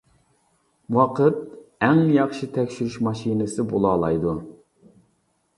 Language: Uyghur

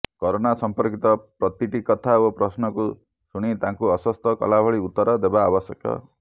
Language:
Odia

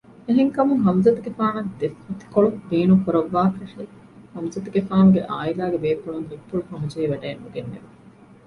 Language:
Divehi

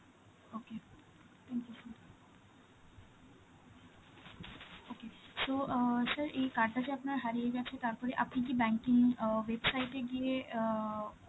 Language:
Bangla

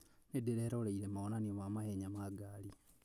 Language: Kikuyu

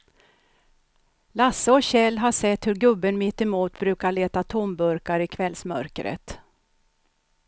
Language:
Swedish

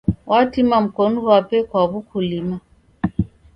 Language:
Taita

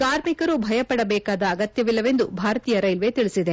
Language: Kannada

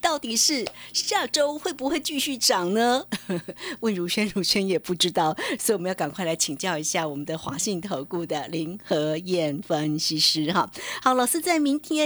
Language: Chinese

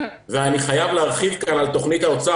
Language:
Hebrew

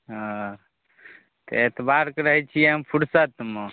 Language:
Maithili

